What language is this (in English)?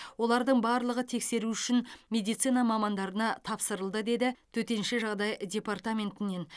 Kazakh